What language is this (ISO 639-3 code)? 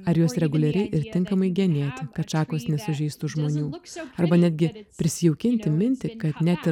lit